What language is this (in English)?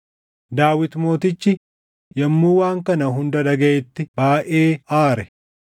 Oromo